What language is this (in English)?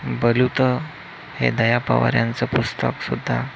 Marathi